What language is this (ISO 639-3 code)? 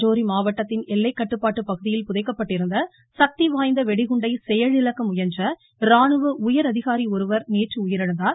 tam